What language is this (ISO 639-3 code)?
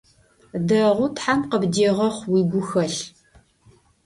ady